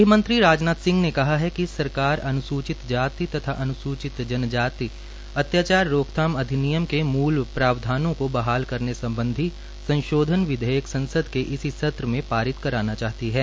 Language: Hindi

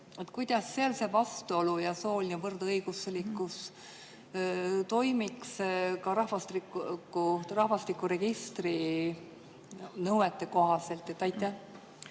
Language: Estonian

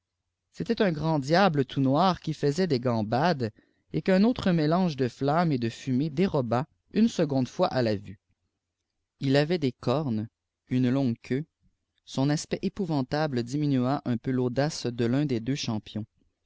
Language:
French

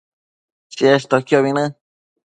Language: Matsés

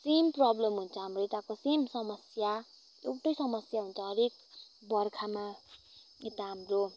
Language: Nepali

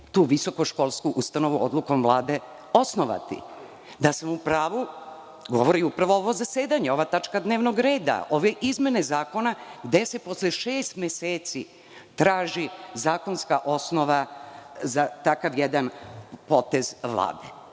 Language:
Serbian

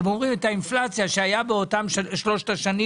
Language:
Hebrew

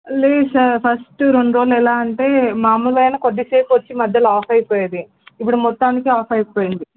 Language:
Telugu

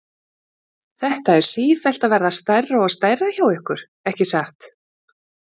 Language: Icelandic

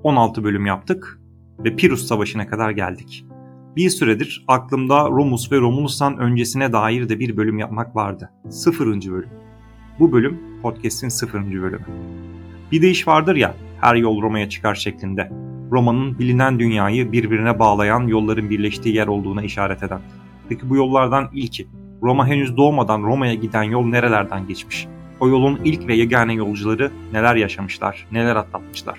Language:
Turkish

